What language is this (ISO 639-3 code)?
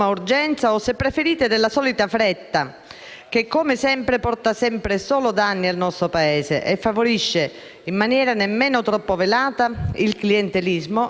ita